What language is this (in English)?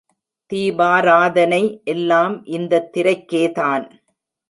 Tamil